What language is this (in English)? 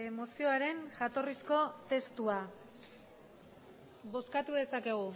Basque